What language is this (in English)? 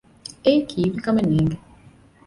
Divehi